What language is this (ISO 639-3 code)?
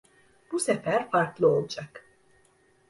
tur